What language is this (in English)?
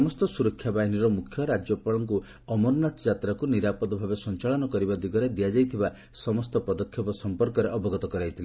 Odia